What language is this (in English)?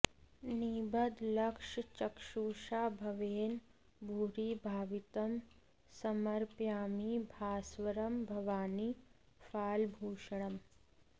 Sanskrit